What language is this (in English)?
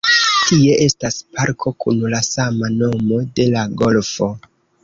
Esperanto